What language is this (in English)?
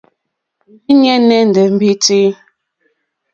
Mokpwe